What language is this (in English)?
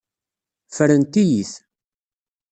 Kabyle